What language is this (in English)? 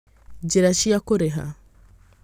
Kikuyu